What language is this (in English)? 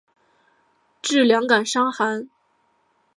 Chinese